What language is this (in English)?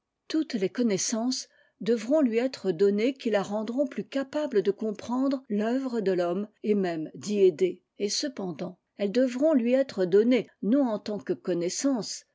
French